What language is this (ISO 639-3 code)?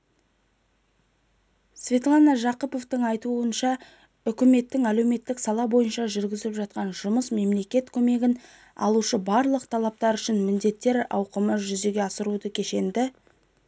kaz